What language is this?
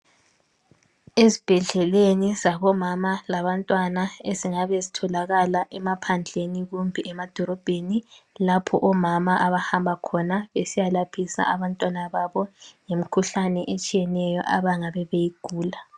North Ndebele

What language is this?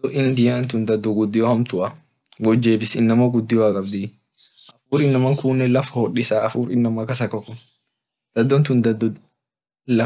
Orma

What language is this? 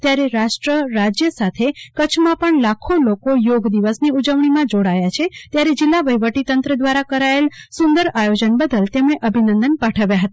Gujarati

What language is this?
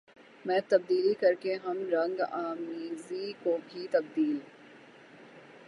Urdu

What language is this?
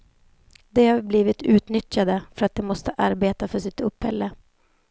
Swedish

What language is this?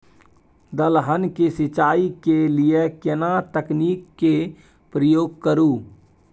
Maithili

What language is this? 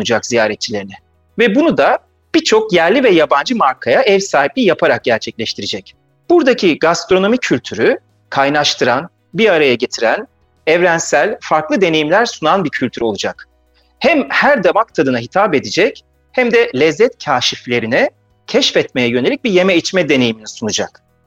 Turkish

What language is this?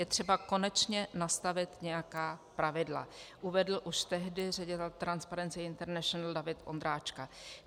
Czech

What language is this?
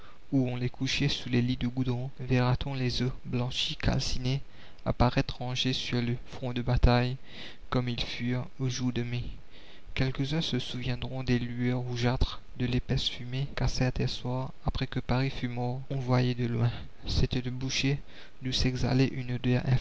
French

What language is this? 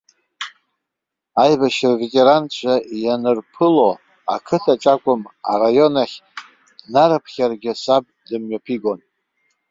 Abkhazian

